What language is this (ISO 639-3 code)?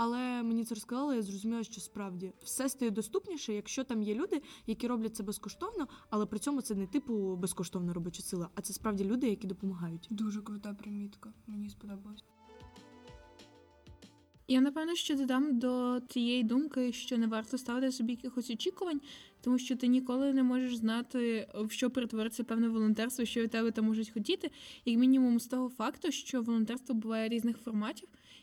ukr